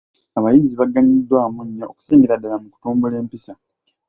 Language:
Ganda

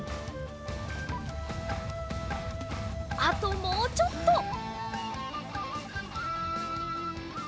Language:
Japanese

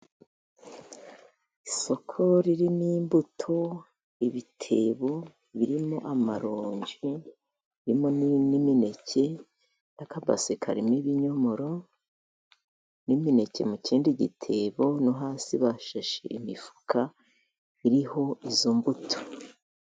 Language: Kinyarwanda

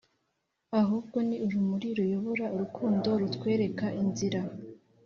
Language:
Kinyarwanda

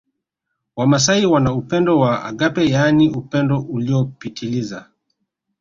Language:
Swahili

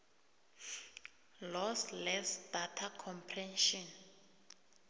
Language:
South Ndebele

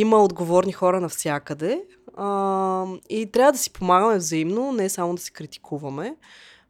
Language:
Bulgarian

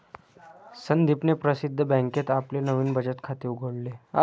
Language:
Marathi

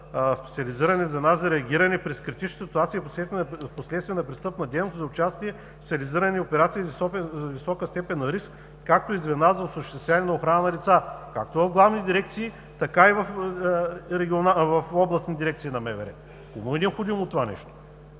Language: Bulgarian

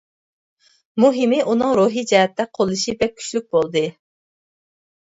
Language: Uyghur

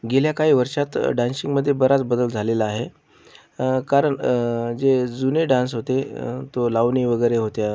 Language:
Marathi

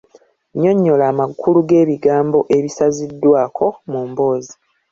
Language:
Ganda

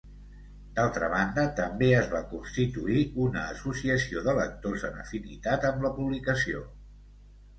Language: Catalan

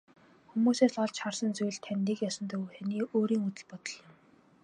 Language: Mongolian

